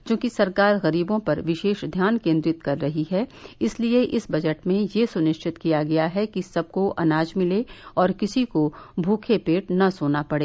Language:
Hindi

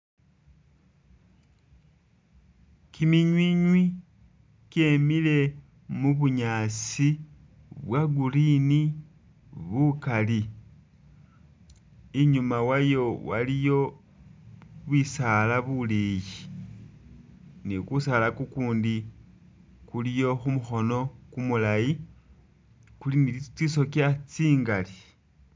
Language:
Masaaba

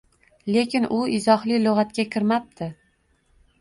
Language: Uzbek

